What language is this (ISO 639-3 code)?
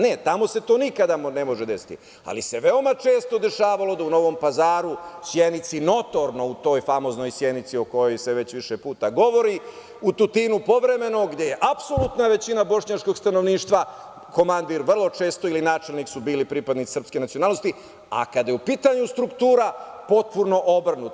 srp